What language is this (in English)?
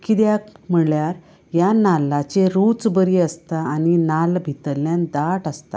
Konkani